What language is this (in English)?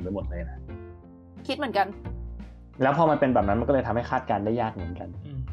Thai